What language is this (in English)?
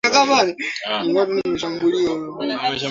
Swahili